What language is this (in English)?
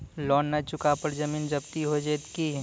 Maithili